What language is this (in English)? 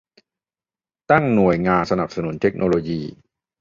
Thai